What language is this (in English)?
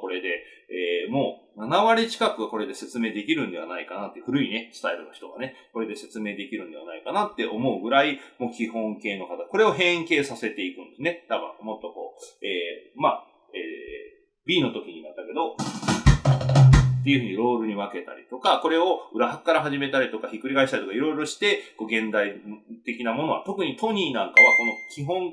Japanese